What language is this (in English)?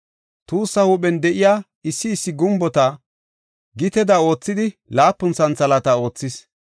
Gofa